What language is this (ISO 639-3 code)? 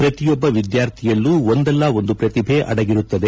kan